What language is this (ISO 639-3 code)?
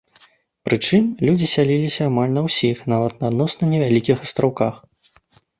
bel